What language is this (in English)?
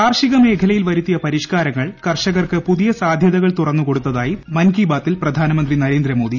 Malayalam